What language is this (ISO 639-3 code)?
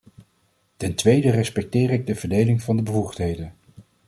nld